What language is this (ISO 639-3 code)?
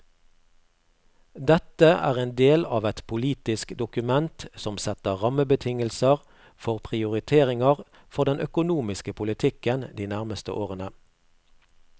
nor